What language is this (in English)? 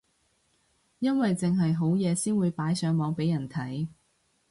Cantonese